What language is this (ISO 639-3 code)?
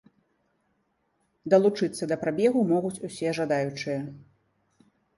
bel